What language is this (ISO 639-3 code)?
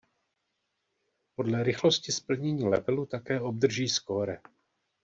ces